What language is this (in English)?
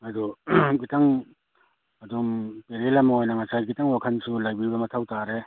Manipuri